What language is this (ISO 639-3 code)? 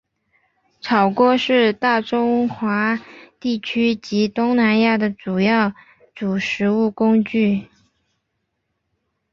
zho